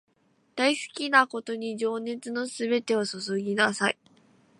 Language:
Japanese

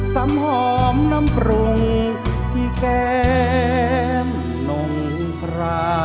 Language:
Thai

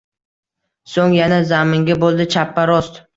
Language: Uzbek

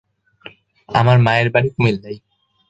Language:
Bangla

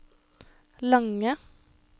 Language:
Norwegian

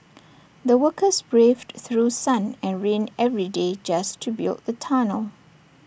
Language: English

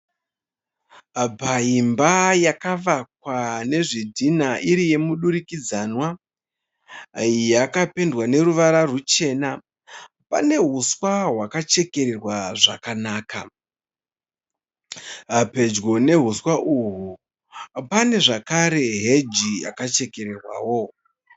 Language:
Shona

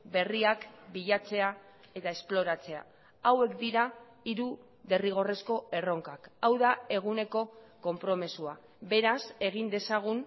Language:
Basque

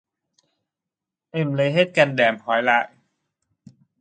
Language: Vietnamese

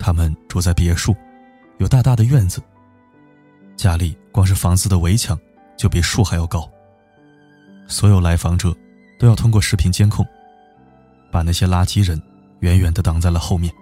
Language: Chinese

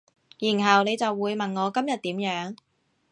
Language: Cantonese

